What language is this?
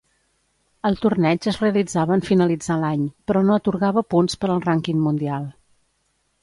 Catalan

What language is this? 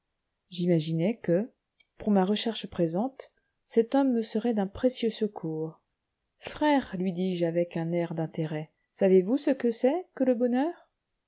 French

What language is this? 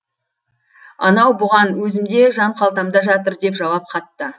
Kazakh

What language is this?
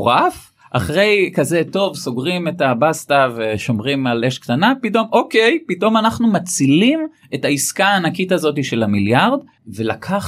Hebrew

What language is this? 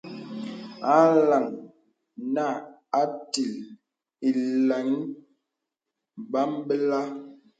Bebele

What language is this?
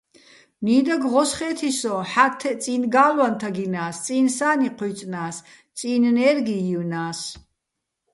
Bats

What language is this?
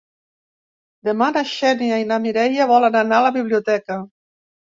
Catalan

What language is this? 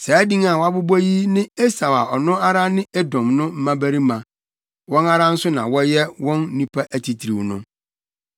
Akan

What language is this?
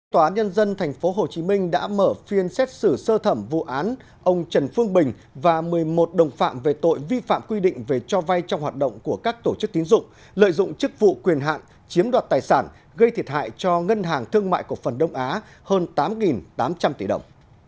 Vietnamese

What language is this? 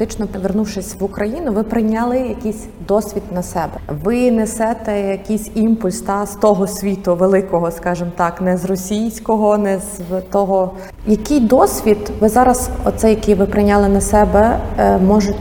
Ukrainian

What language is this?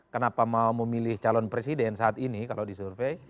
Indonesian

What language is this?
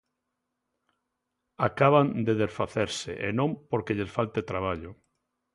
Galician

